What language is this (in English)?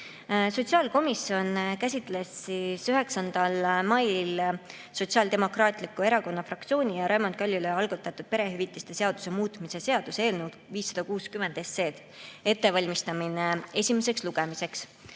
Estonian